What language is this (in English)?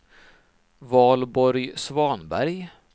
Swedish